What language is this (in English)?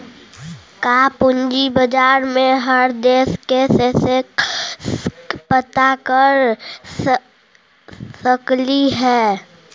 Magahi